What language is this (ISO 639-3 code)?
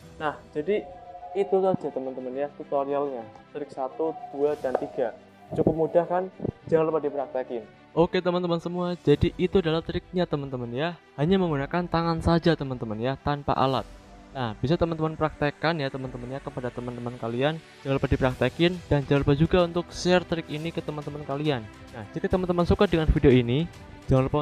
ind